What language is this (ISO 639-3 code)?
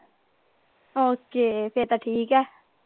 pan